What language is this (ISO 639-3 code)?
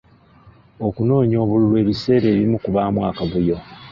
lug